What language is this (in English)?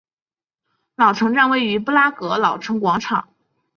Chinese